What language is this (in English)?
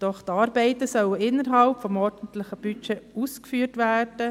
Swiss German